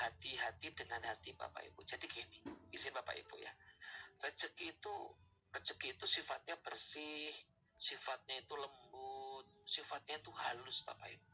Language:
Indonesian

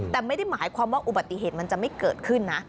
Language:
Thai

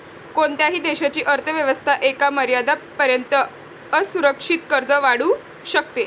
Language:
Marathi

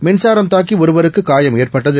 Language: Tamil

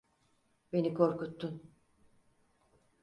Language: Turkish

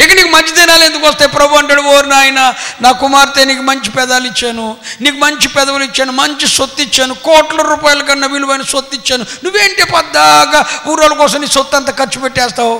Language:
Telugu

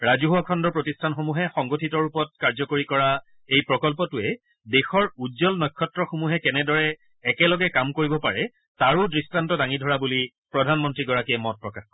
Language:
Assamese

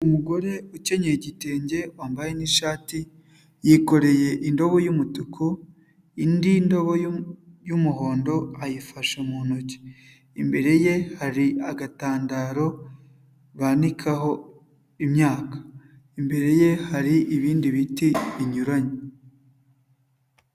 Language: Kinyarwanda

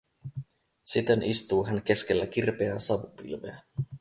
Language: Finnish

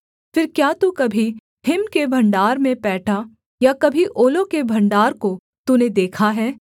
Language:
Hindi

